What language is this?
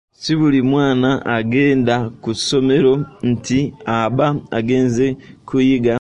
Ganda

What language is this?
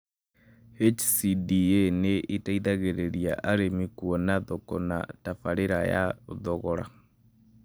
Kikuyu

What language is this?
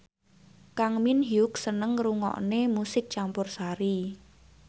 Javanese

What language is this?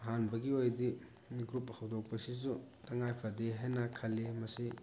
Manipuri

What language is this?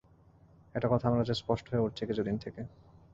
Bangla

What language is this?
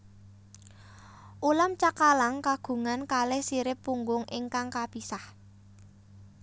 Javanese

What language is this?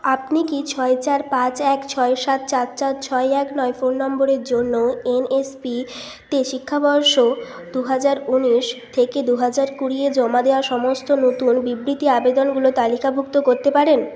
Bangla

